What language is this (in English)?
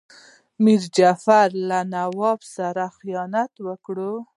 Pashto